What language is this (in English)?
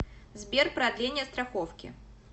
Russian